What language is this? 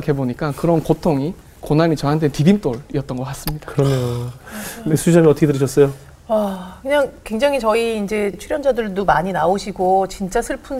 Korean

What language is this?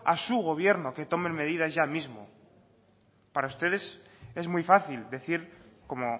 Spanish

